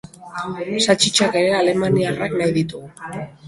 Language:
Basque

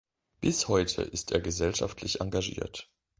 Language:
German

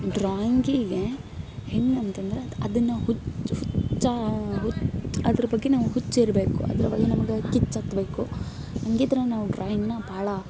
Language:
Kannada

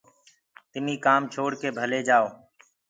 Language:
Gurgula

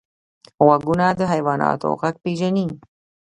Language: Pashto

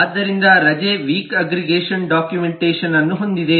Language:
Kannada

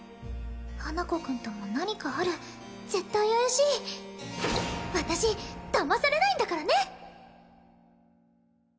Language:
Japanese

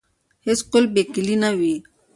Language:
Pashto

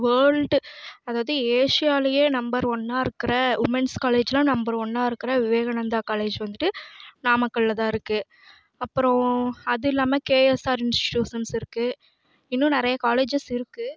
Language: Tamil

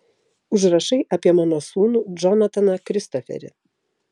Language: Lithuanian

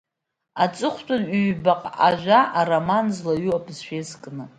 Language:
Abkhazian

